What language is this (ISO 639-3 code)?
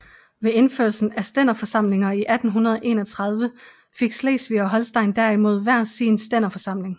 dan